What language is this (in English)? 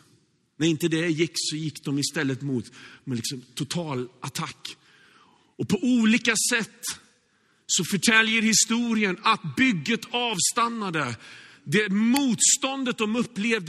Swedish